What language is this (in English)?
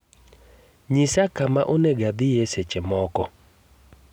Luo (Kenya and Tanzania)